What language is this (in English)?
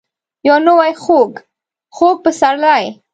Pashto